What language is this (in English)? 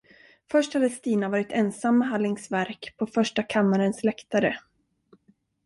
Swedish